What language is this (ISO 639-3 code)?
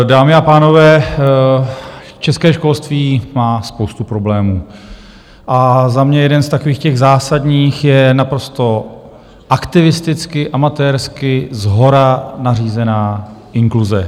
ces